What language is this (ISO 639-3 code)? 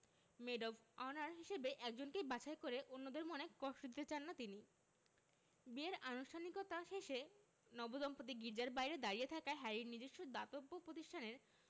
ben